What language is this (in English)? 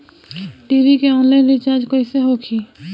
Bhojpuri